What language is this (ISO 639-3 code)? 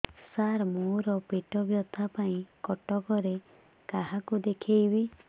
ori